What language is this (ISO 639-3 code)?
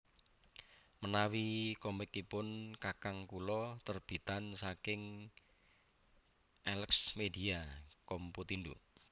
jav